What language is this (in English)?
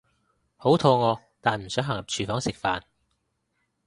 Cantonese